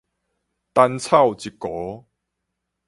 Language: Min Nan Chinese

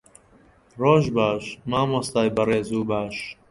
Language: Central Kurdish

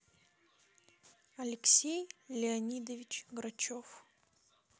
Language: Russian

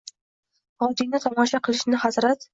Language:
Uzbek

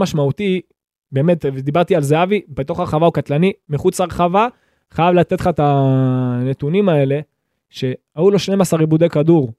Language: Hebrew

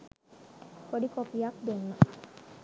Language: Sinhala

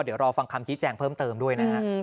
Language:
Thai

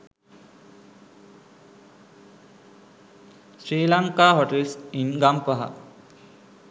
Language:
Sinhala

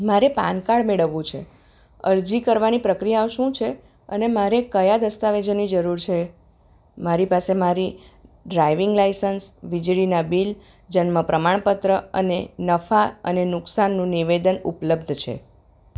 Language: Gujarati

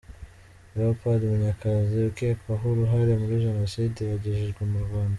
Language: Kinyarwanda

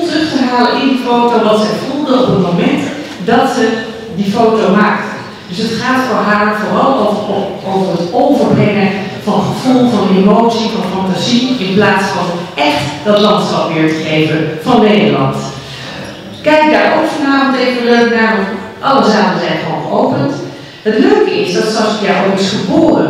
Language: Dutch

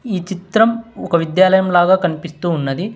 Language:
Telugu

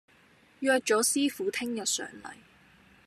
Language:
Cantonese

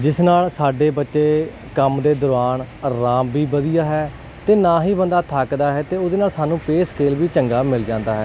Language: Punjabi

